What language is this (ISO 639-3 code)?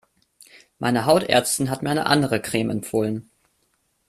deu